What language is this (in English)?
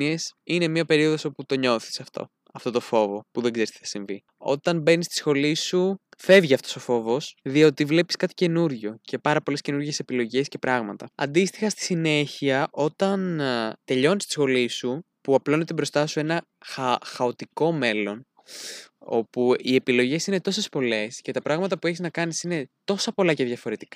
Greek